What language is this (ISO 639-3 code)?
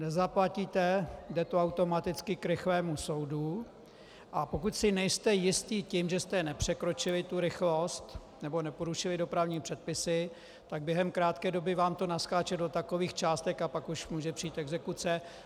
ces